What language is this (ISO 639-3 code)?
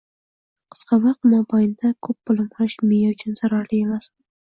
uzb